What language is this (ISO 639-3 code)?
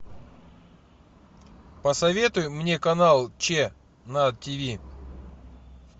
rus